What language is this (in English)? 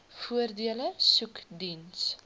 Afrikaans